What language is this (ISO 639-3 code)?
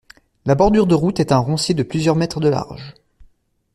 fra